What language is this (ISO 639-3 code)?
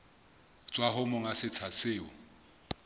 sot